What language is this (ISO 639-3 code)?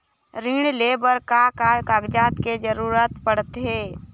hne